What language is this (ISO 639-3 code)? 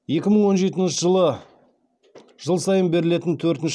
kaz